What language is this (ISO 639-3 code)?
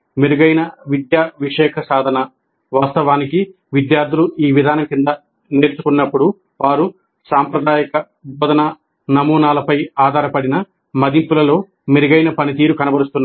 tel